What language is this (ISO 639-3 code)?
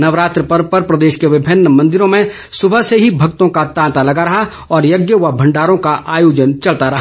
hin